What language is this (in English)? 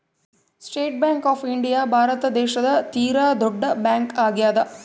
Kannada